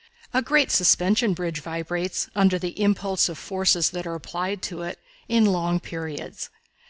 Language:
English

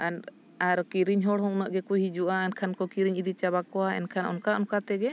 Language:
Santali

